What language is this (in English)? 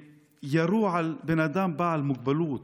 Hebrew